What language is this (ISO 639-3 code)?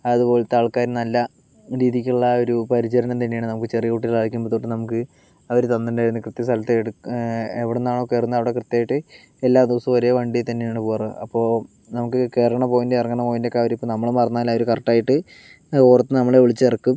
mal